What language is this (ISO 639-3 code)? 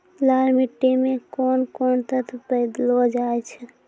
mai